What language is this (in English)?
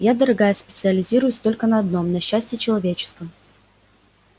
Russian